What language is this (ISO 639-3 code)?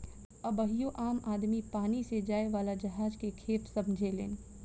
bho